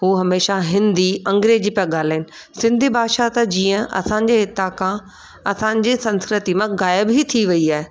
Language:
Sindhi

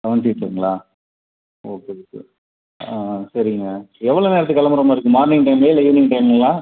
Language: Tamil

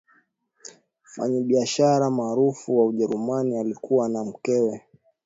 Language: Swahili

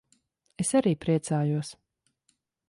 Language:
Latvian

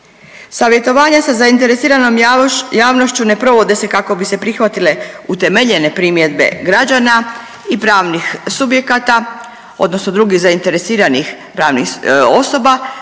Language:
Croatian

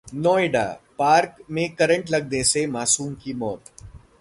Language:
Hindi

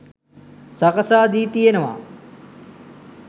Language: Sinhala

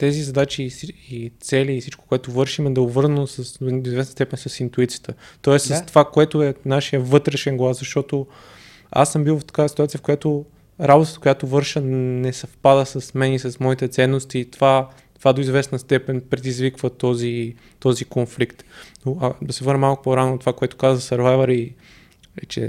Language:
Bulgarian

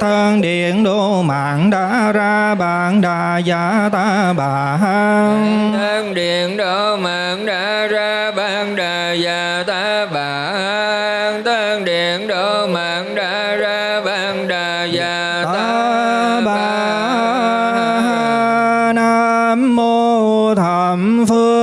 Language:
Vietnamese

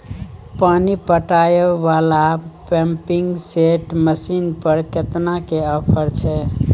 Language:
Maithili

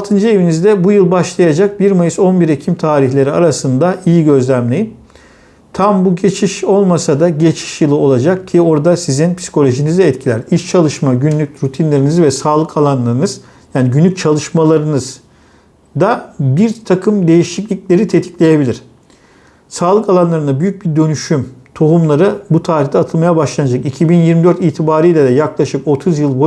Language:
Turkish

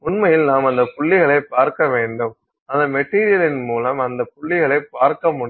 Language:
Tamil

